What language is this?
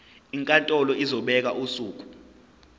Zulu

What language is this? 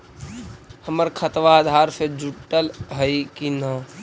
Magahi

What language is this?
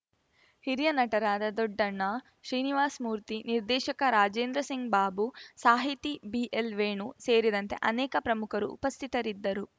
Kannada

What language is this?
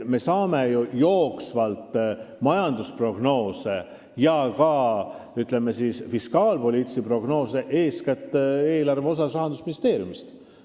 Estonian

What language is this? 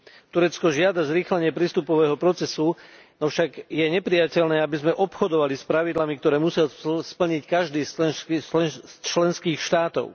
Slovak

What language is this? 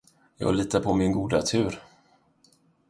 Swedish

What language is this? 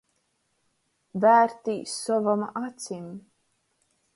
Latgalian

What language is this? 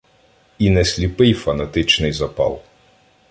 Ukrainian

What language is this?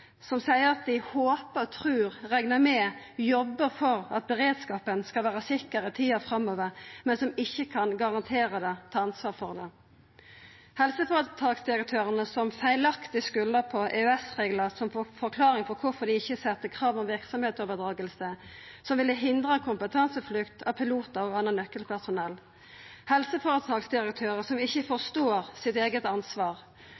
Norwegian Nynorsk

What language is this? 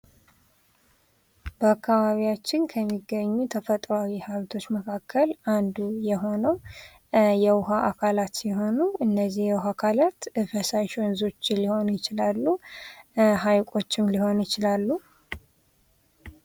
Amharic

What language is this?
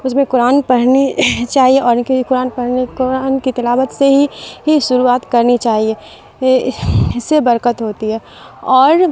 Urdu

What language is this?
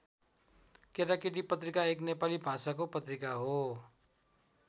Nepali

